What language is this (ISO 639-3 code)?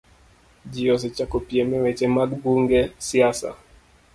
luo